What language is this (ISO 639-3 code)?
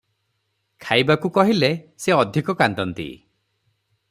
ori